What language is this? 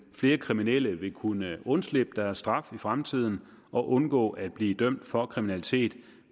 Danish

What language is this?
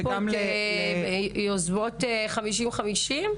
Hebrew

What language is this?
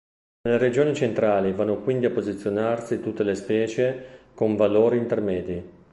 Italian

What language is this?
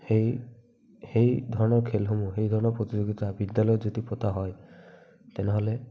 Assamese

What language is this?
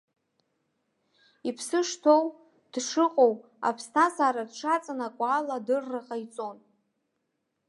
Abkhazian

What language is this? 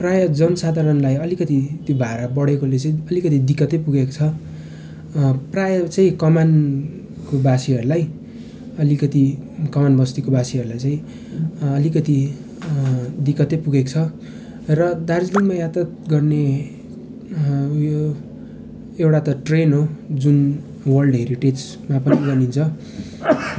Nepali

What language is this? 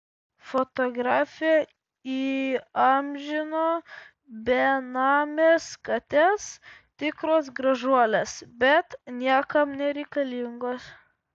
Lithuanian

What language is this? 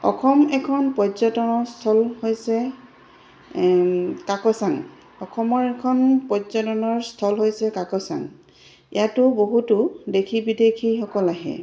Assamese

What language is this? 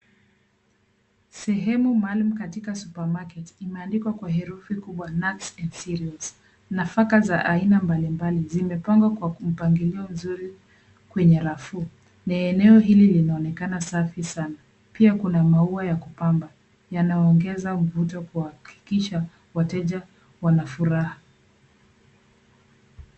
Swahili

